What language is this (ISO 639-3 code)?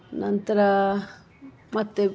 kan